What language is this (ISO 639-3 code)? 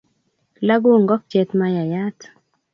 kln